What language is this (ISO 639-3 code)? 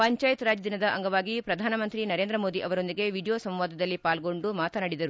kan